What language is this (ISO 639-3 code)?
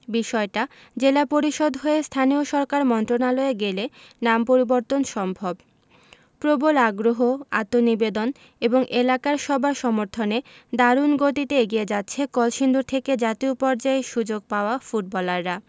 ben